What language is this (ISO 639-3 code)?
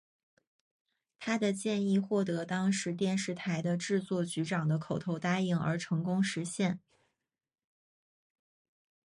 zho